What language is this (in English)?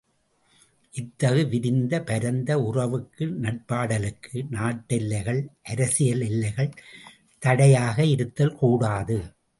Tamil